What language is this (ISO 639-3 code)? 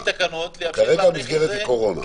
heb